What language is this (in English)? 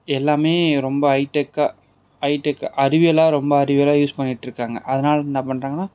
Tamil